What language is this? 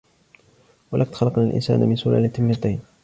Arabic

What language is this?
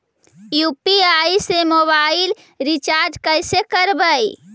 Magahi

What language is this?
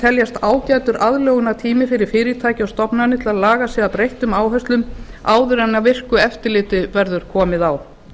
Icelandic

